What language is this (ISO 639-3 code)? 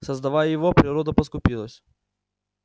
rus